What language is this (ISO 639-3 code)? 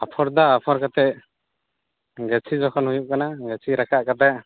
sat